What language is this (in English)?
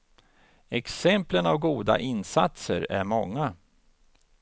Swedish